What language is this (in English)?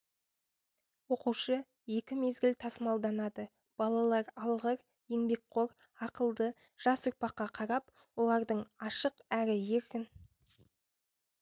Kazakh